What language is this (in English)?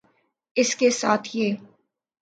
Urdu